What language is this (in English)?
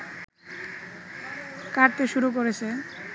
Bangla